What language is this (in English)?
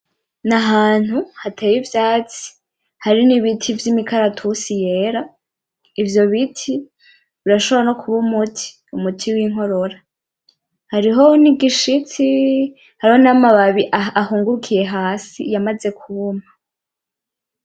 Rundi